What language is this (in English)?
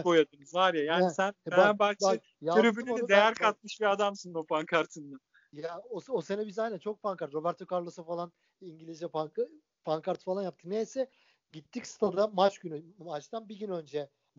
Turkish